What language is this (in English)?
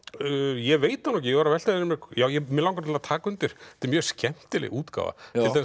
Icelandic